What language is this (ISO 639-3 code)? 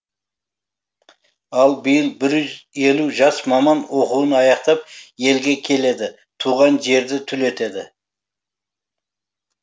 kaz